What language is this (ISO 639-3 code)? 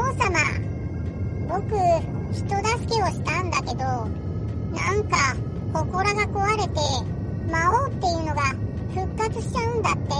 jpn